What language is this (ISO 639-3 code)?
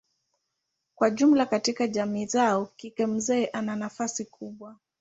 swa